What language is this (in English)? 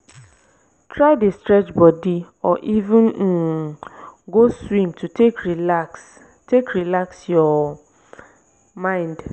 Nigerian Pidgin